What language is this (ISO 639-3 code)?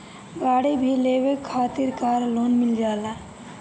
bho